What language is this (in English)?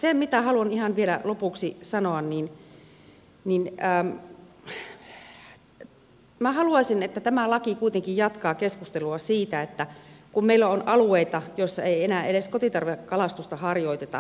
Finnish